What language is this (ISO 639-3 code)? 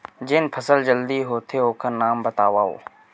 hne